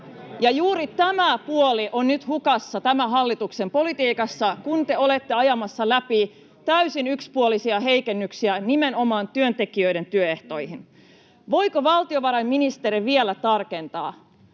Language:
Finnish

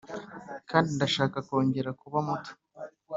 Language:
Kinyarwanda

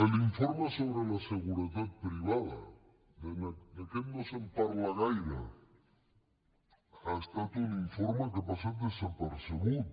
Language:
Catalan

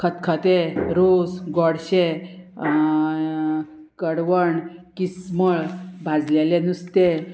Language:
Konkani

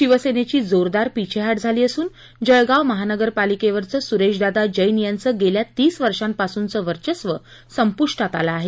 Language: Marathi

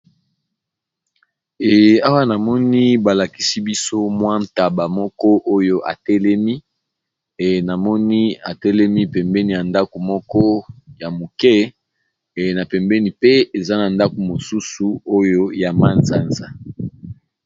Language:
Lingala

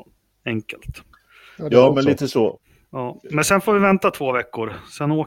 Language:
Swedish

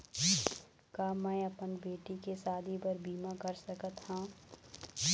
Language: Chhattisgarhi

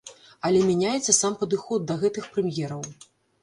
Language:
Belarusian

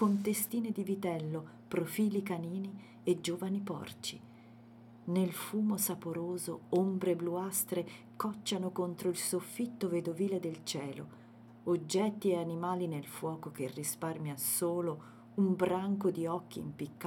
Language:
Italian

